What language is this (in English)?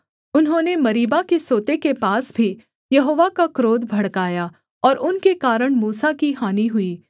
Hindi